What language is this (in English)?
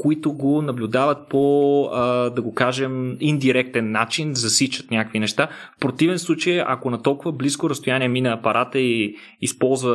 Bulgarian